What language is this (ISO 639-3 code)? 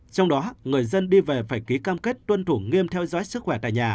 vie